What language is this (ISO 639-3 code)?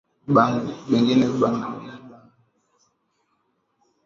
swa